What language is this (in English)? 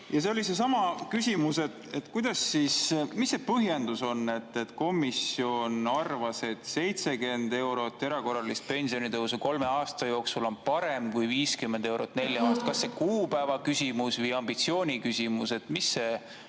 Estonian